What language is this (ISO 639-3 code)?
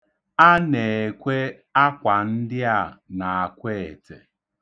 ibo